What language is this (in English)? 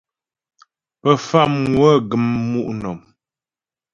Ghomala